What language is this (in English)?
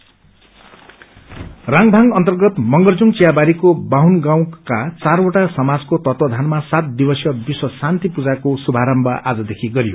Nepali